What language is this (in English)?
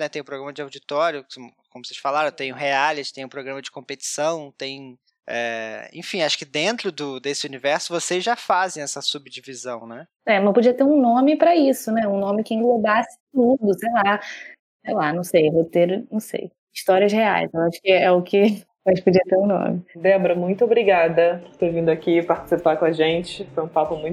Portuguese